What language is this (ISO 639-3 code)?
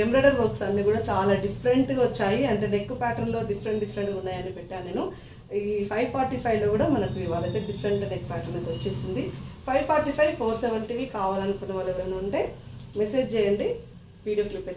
hin